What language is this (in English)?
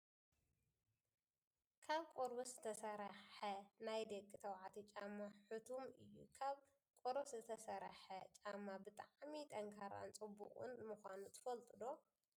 Tigrinya